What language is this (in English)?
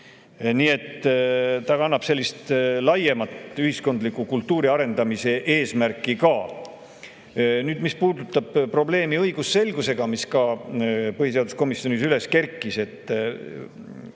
Estonian